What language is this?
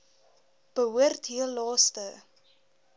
Afrikaans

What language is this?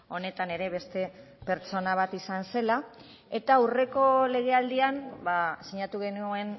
Basque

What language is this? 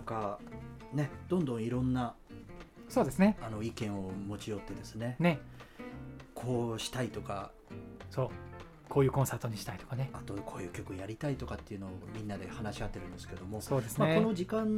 Japanese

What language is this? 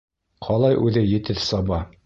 Bashkir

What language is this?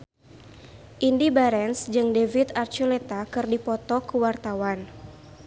Sundanese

